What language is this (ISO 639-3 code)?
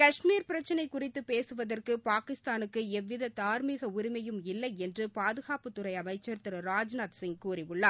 tam